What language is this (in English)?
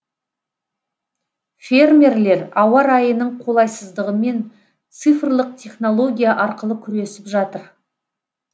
Kazakh